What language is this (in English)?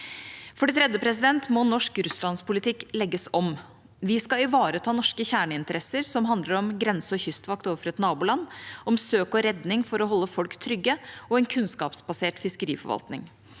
Norwegian